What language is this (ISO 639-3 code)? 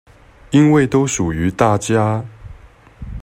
zho